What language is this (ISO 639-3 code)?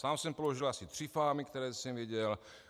ces